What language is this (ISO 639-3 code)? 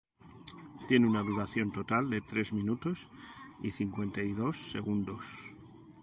spa